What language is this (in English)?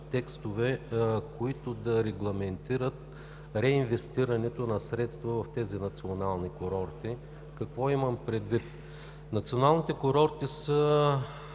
Bulgarian